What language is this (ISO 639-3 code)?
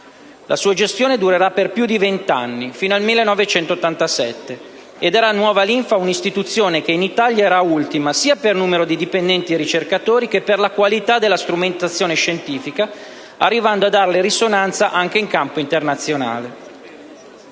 ita